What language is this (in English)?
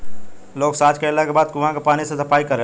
Bhojpuri